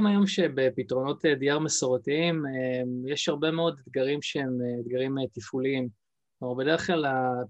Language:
Hebrew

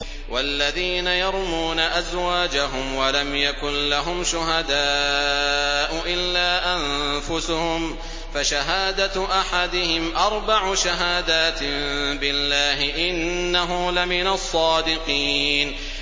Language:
Arabic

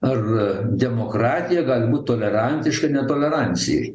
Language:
Lithuanian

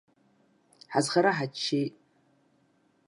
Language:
Abkhazian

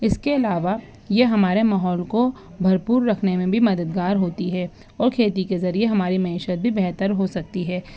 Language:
Urdu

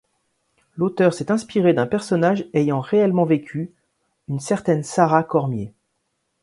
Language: French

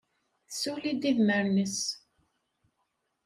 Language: Kabyle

